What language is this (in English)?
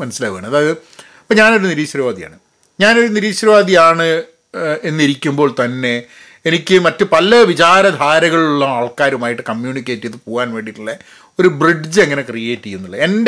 Malayalam